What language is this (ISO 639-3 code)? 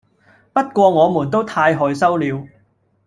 yue